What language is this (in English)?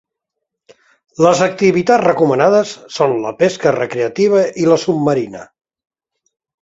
Catalan